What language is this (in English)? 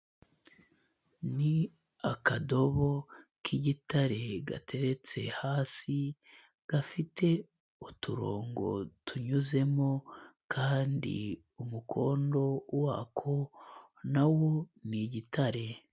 Kinyarwanda